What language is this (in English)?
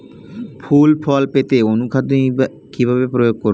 Bangla